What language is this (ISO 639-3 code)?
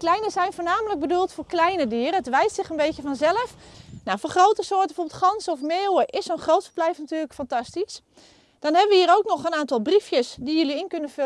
nld